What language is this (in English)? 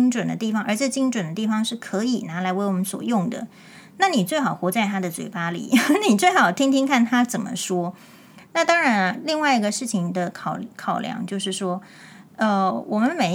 Chinese